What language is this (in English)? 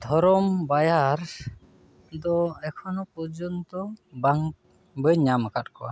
Santali